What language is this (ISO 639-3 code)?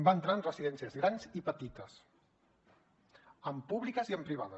cat